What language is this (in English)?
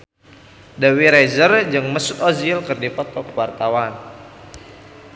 Sundanese